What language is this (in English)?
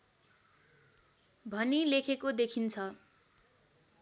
Nepali